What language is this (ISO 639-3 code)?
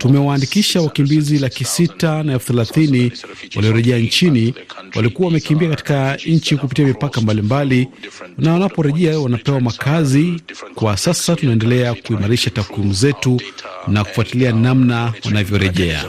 swa